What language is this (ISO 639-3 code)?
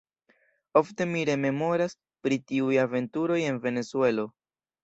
epo